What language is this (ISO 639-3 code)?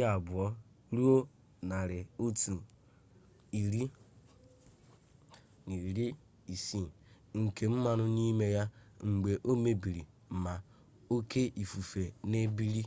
ibo